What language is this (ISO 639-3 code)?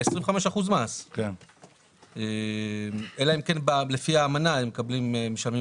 heb